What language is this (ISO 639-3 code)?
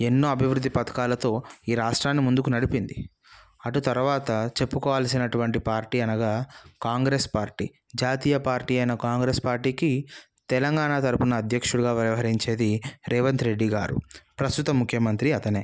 tel